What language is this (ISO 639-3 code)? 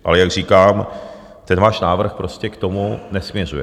ces